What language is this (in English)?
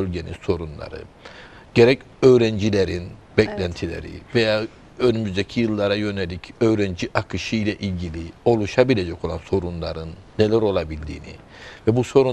Turkish